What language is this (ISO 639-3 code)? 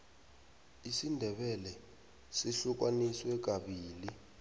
nbl